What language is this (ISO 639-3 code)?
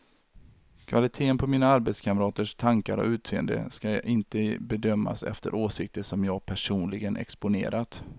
swe